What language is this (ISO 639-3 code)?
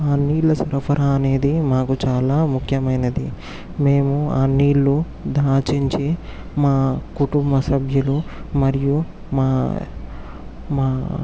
tel